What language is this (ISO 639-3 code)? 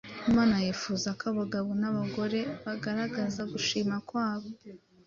kin